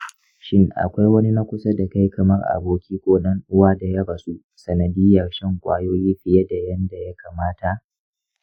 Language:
Hausa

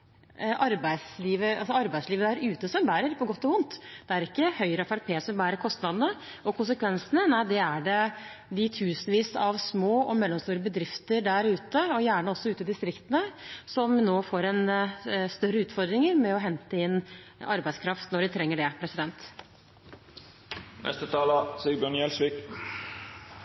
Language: Norwegian Bokmål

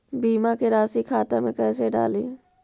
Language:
Magahi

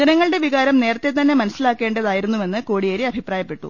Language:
Malayalam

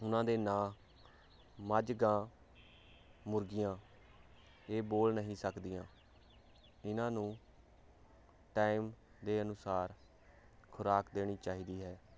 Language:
Punjabi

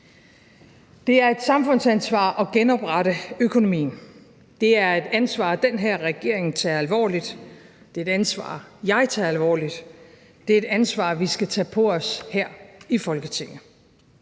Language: Danish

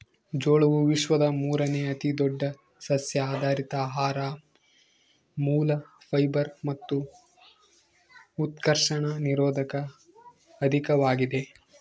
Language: Kannada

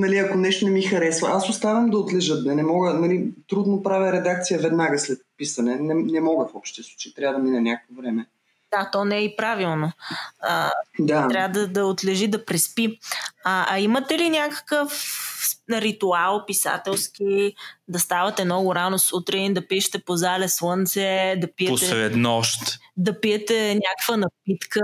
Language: Bulgarian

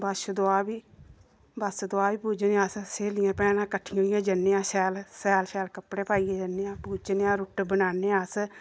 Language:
Dogri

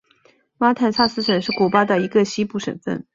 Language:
Chinese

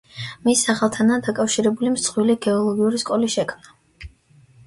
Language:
Georgian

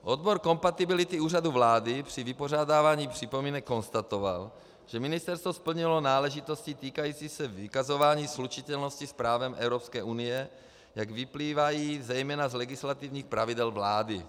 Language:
Czech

